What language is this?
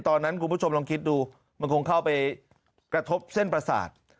Thai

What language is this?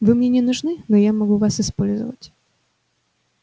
Russian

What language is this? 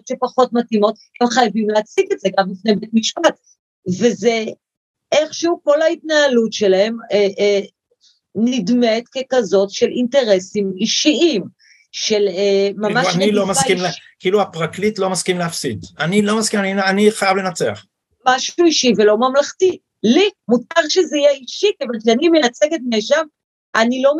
Hebrew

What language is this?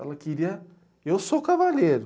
Portuguese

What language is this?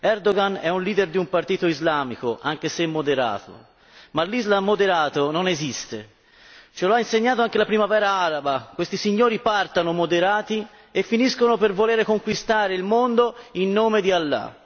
Italian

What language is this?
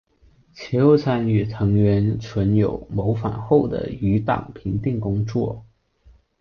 Chinese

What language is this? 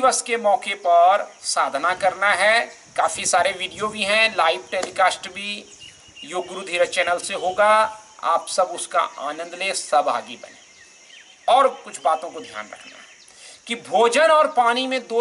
Hindi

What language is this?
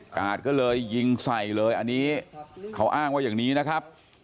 Thai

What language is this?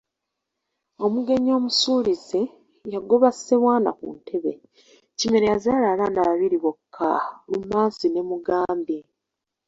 Ganda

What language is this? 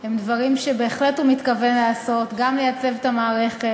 Hebrew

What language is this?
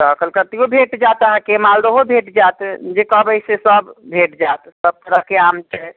Maithili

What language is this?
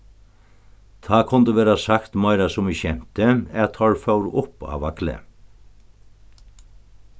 Faroese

